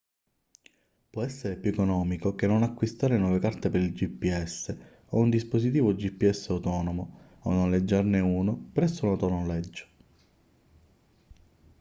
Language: Italian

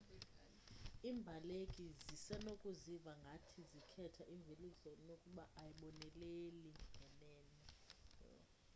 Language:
Xhosa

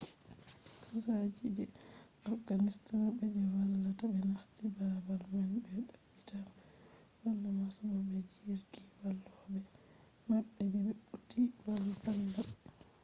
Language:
Fula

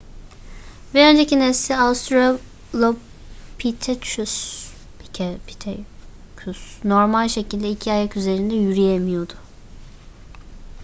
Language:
Turkish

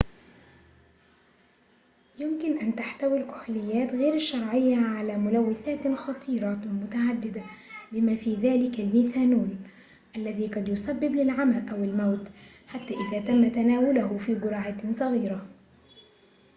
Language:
Arabic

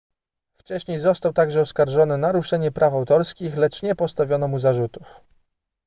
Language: Polish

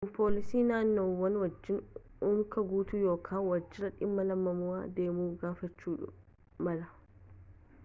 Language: Oromo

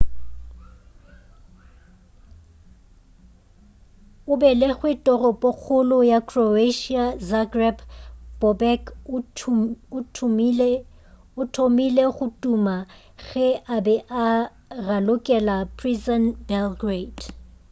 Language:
Northern Sotho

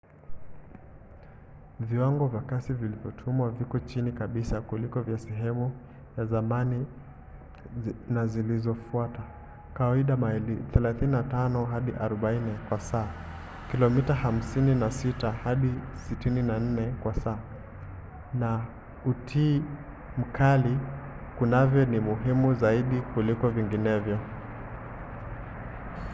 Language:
Swahili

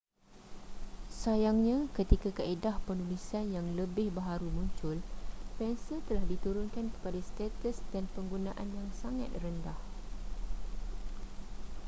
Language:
Malay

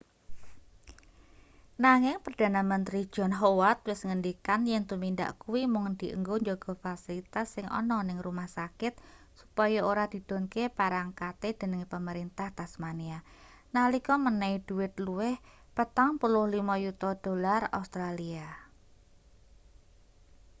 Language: Javanese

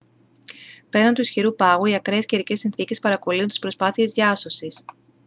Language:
Greek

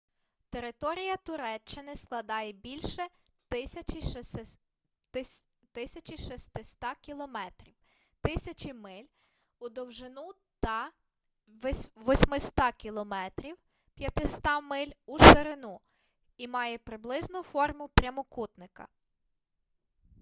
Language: Ukrainian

